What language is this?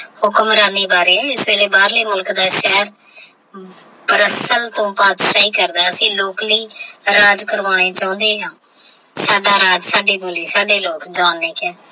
Punjabi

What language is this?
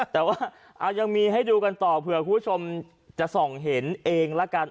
Thai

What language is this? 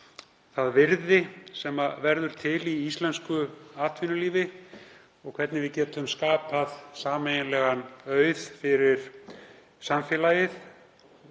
Icelandic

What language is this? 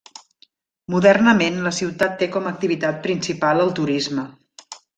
Catalan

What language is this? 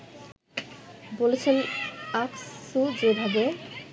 Bangla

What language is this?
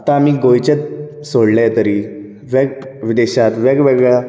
Konkani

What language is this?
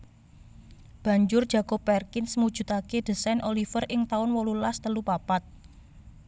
Javanese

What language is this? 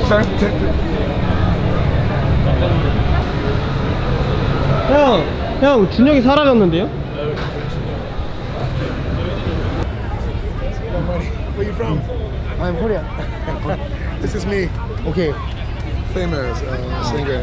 Korean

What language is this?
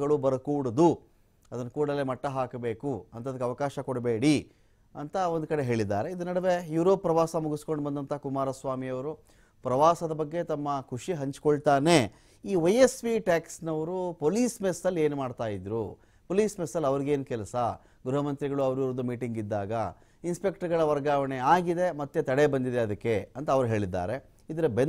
Romanian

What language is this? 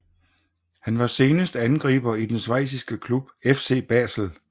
Danish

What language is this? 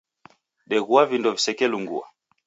Taita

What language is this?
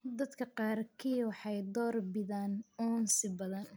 Somali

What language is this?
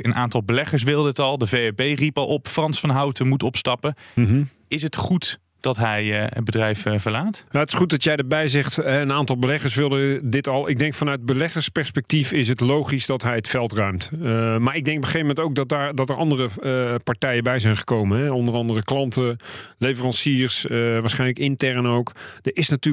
Dutch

